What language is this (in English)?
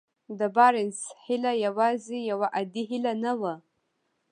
Pashto